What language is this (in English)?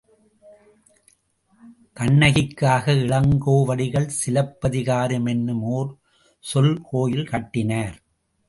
Tamil